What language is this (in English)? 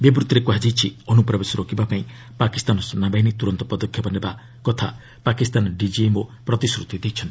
Odia